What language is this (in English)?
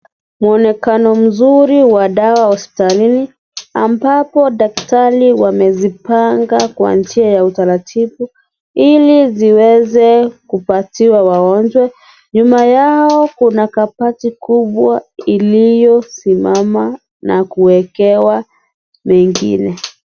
Swahili